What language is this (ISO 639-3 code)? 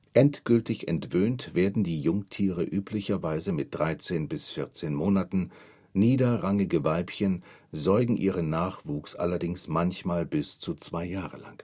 deu